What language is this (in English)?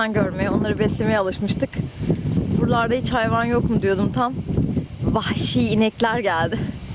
Turkish